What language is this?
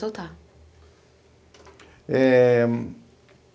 Portuguese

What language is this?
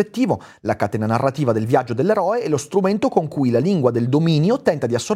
Italian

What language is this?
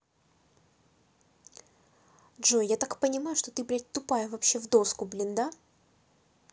Russian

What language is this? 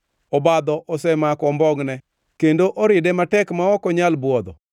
Luo (Kenya and Tanzania)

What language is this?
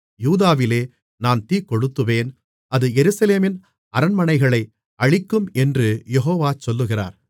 Tamil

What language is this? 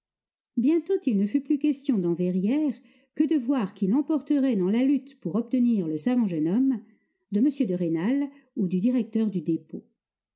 French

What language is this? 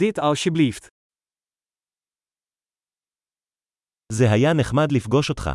Hebrew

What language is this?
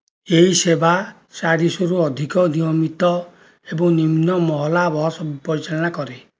Odia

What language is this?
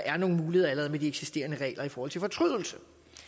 Danish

